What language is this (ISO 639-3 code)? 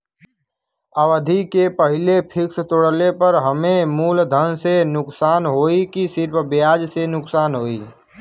bho